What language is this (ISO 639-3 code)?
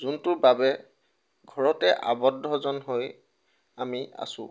asm